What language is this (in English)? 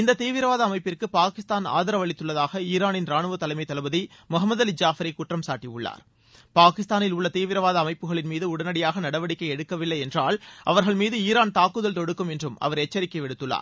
Tamil